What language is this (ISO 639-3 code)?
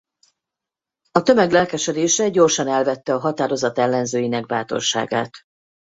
hun